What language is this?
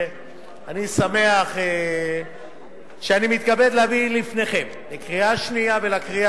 Hebrew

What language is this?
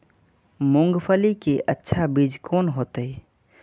Maithili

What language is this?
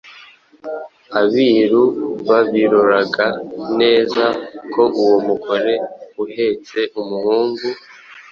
Kinyarwanda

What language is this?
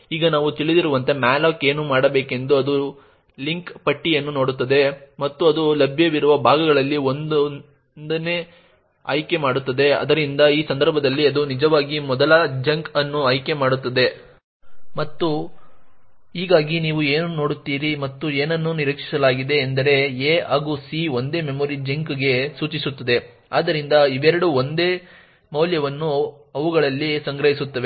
Kannada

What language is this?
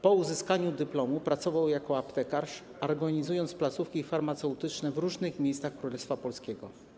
Polish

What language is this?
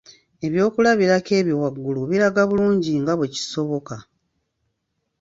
Ganda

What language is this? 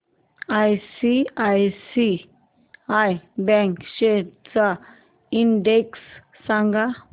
Marathi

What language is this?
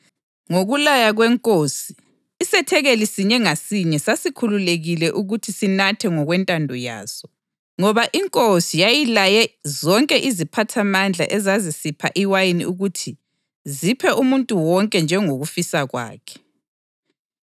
North Ndebele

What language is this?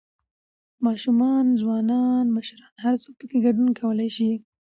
Pashto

